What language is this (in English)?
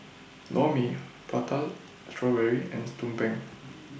English